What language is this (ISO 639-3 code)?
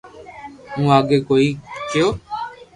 lrk